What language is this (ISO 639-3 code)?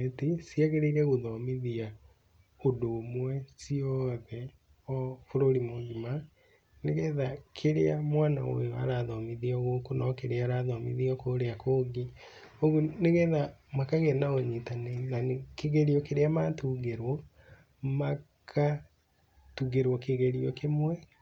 kik